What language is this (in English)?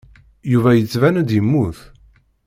Kabyle